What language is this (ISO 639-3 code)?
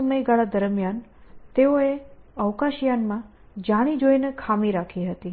guj